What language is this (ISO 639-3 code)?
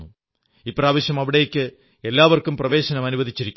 mal